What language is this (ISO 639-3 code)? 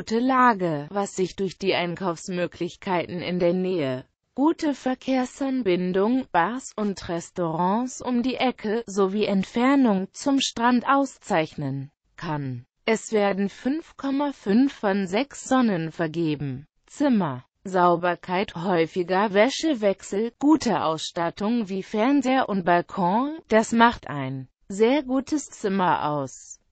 deu